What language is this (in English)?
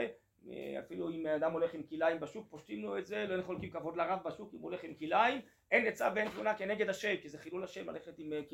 Hebrew